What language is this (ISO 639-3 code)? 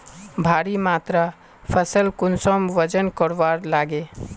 mag